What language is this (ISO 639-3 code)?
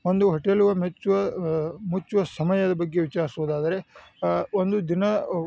kan